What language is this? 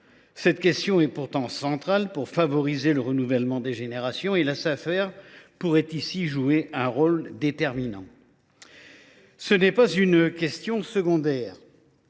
French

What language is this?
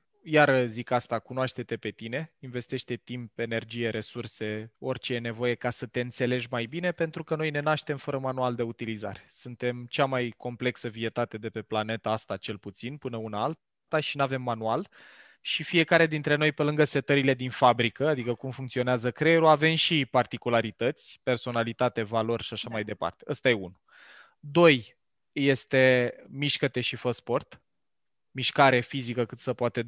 Romanian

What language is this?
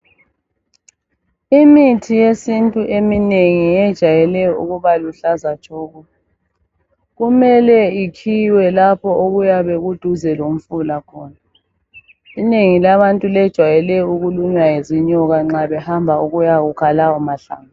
North Ndebele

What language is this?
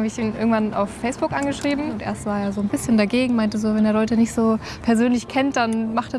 German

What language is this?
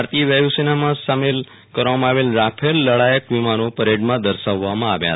Gujarati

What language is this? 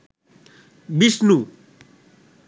Bangla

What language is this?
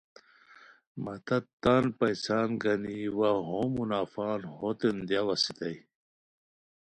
Khowar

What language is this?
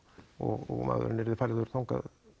Icelandic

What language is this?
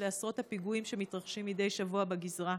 Hebrew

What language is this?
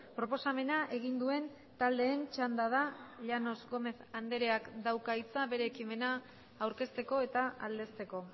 Basque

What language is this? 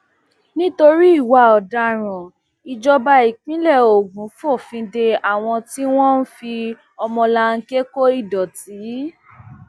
Yoruba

